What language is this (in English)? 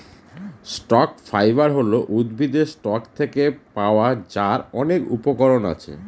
Bangla